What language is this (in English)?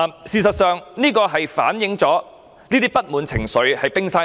Cantonese